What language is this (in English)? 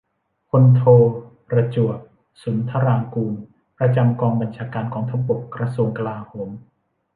Thai